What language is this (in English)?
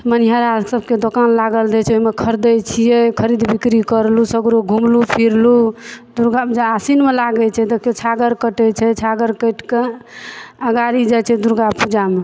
Maithili